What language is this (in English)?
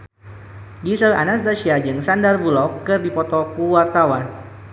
Sundanese